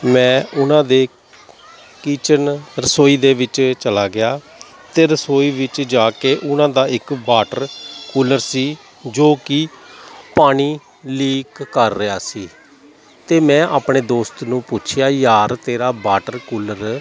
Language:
Punjabi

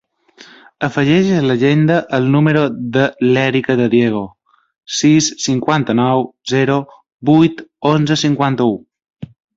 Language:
Catalan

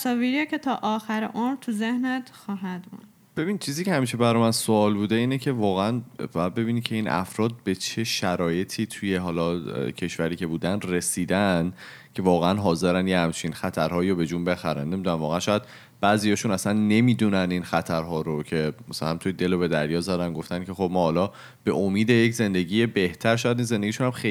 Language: Persian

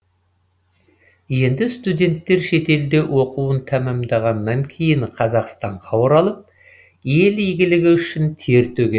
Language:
Kazakh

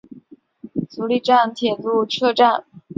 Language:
Chinese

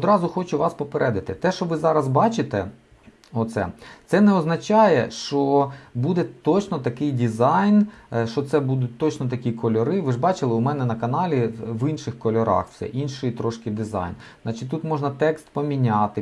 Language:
Ukrainian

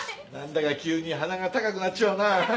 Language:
Japanese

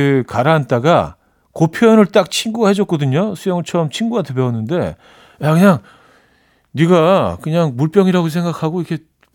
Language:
Korean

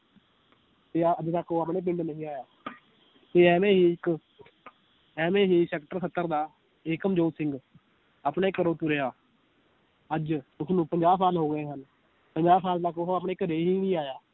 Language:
Punjabi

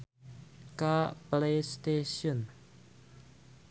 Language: Sundanese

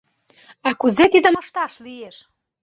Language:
Mari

